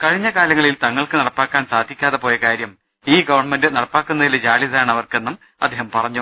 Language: Malayalam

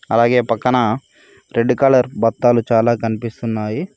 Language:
Telugu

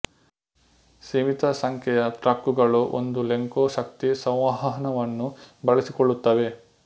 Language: Kannada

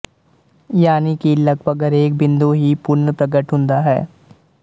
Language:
Punjabi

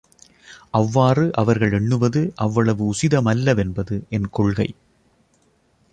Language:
Tamil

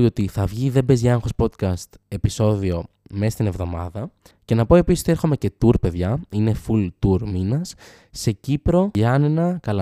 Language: Greek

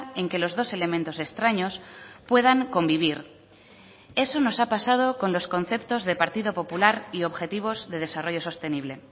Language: Spanish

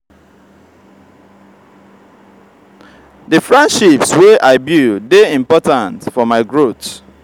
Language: Nigerian Pidgin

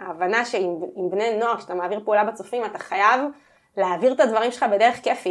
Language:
Hebrew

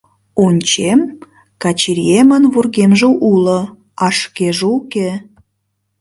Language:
Mari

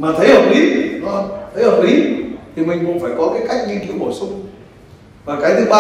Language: Vietnamese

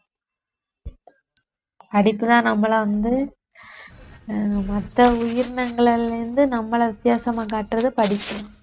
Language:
Tamil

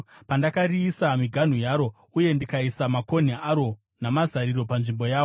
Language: Shona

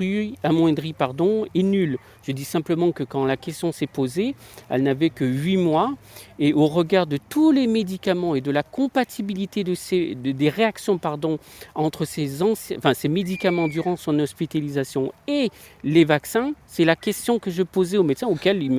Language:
French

